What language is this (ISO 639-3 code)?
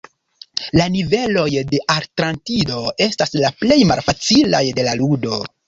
epo